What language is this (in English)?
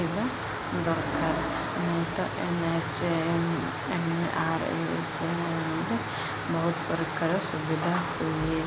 Odia